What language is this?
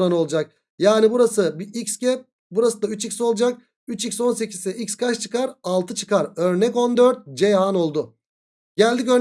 Turkish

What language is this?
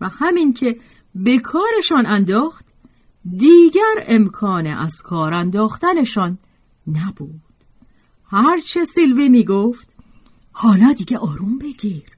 Persian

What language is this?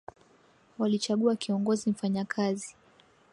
Swahili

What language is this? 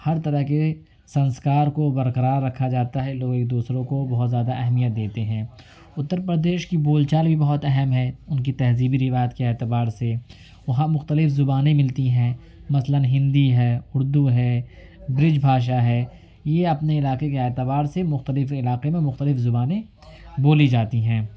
Urdu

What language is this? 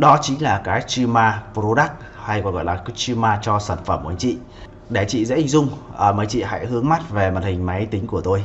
Vietnamese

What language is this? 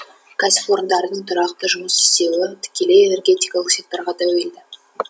Kazakh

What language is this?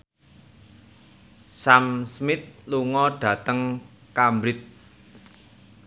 Javanese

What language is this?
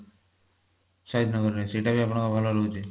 Odia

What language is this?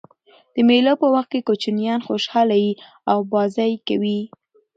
Pashto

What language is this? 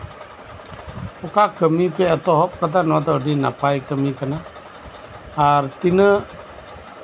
Santali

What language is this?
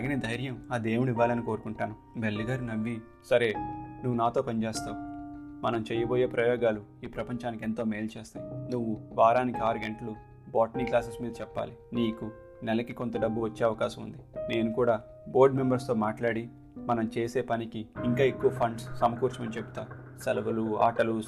Telugu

